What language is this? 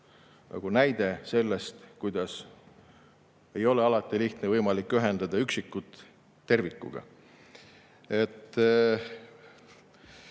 Estonian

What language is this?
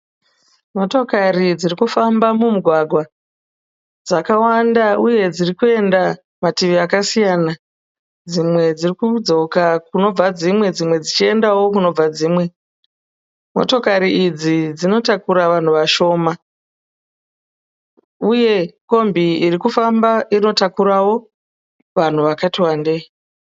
Shona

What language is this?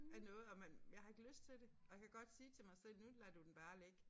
Danish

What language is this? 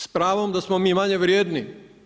Croatian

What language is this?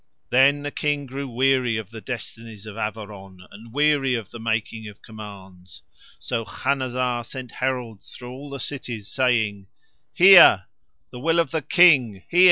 English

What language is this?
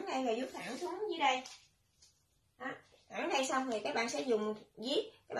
Vietnamese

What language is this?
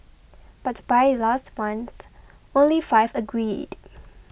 English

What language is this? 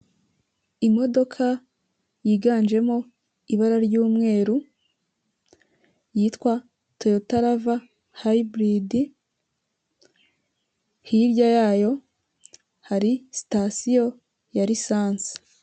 Kinyarwanda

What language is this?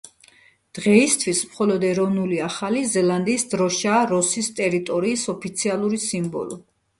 Georgian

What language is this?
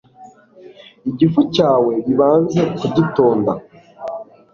Kinyarwanda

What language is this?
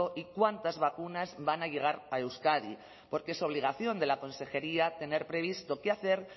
Spanish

